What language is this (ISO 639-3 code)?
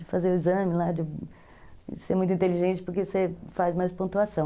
por